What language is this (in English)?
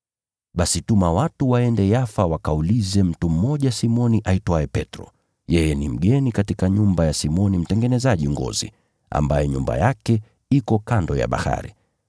Swahili